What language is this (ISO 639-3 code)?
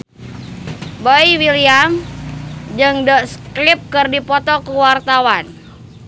sun